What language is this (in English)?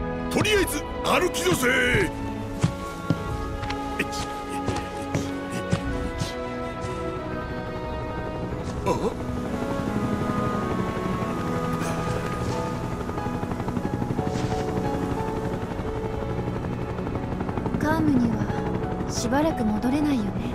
Japanese